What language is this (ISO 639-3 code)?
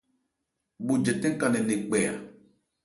ebr